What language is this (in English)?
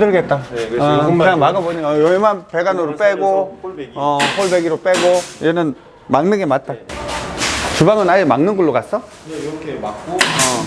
Korean